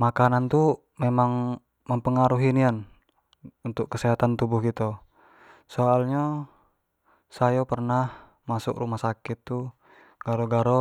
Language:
Jambi Malay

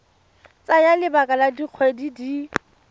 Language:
Tswana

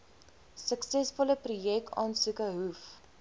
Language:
Afrikaans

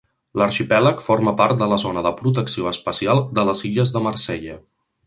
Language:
Catalan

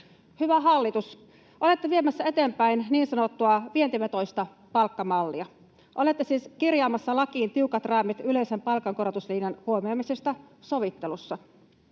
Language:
Finnish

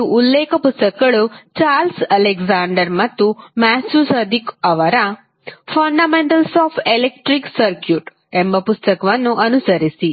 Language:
Kannada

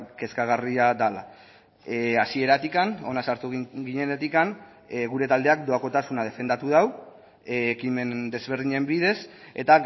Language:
Basque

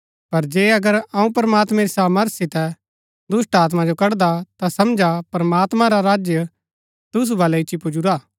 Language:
Gaddi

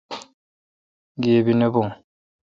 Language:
Kalkoti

